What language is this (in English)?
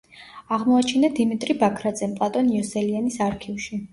Georgian